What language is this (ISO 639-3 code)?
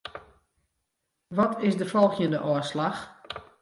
fry